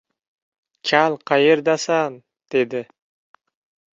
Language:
Uzbek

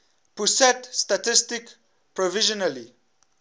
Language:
English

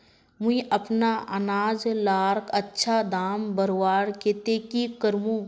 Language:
Magahi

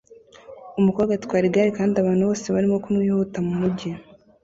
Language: Kinyarwanda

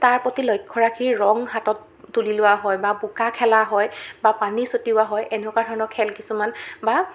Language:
Assamese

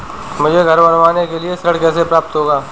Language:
Hindi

